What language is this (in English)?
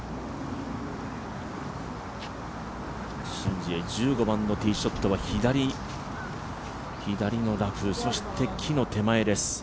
Japanese